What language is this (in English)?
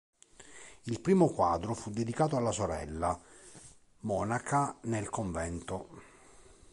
Italian